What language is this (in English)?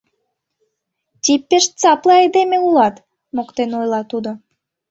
Mari